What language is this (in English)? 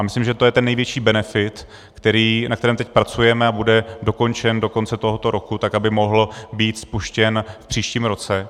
Czech